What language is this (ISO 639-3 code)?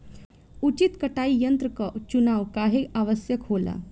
bho